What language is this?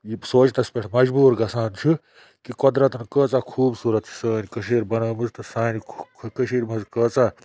Kashmiri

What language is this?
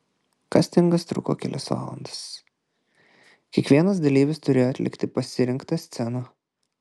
Lithuanian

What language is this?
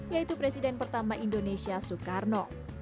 Indonesian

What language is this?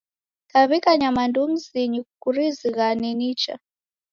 Taita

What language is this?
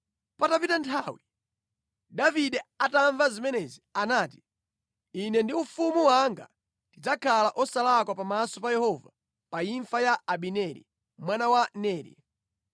Nyanja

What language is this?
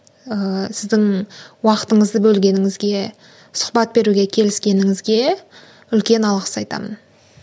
Kazakh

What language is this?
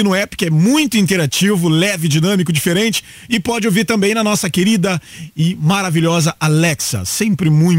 Portuguese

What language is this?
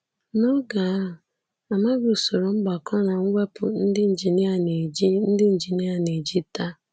Igbo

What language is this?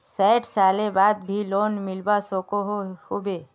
Magahi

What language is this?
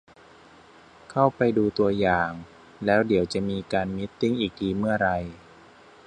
Thai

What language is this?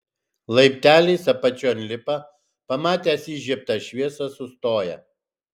Lithuanian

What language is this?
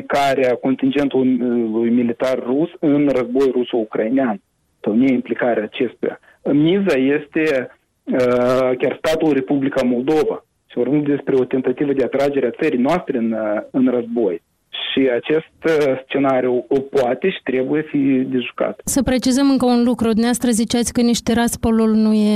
Romanian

